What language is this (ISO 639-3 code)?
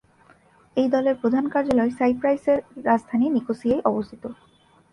ben